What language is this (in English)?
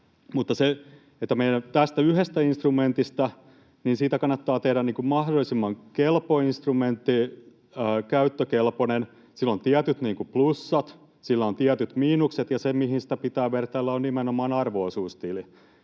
Finnish